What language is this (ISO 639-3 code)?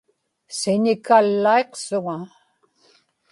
ipk